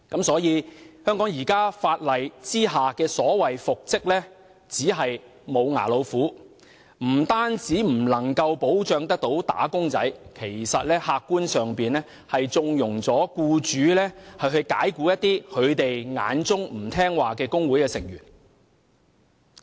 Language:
Cantonese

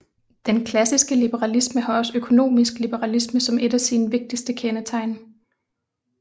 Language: Danish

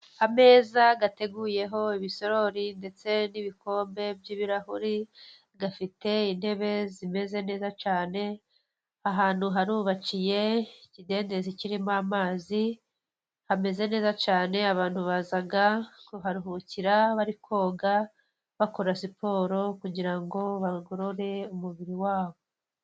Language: Kinyarwanda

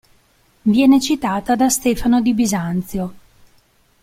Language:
Italian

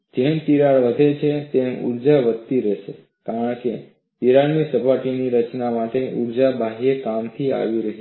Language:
Gujarati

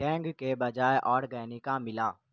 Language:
Urdu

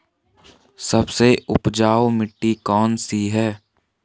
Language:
Hindi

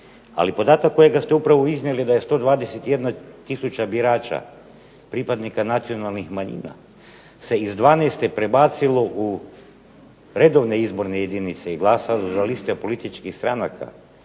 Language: Croatian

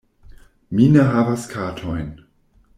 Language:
Esperanto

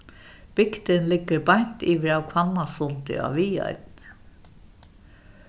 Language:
Faroese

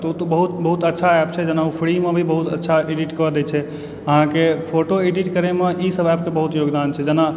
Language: Maithili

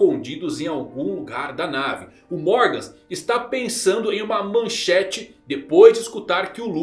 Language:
Portuguese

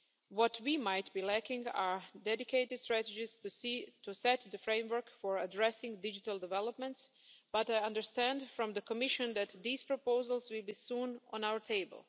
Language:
English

